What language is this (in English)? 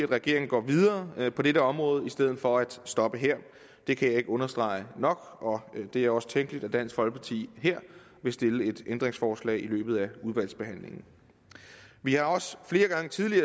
Danish